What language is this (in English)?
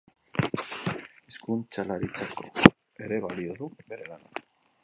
Basque